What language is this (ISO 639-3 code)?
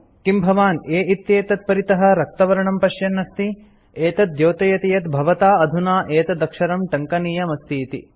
san